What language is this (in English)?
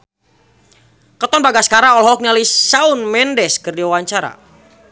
Sundanese